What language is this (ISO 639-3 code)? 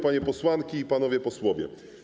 pol